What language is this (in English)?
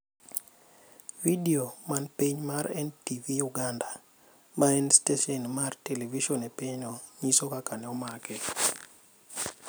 Luo (Kenya and Tanzania)